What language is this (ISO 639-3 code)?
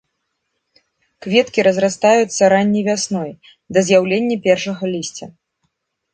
bel